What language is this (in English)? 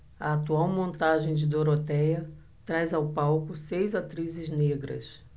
Portuguese